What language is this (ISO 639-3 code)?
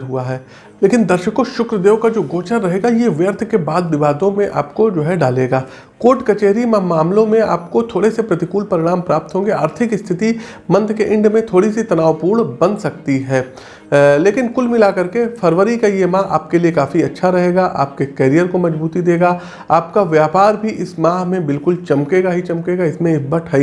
hin